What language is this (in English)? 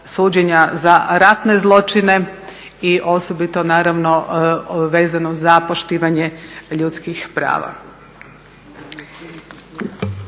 Croatian